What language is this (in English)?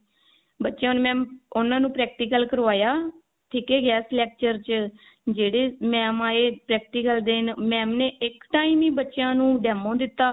Punjabi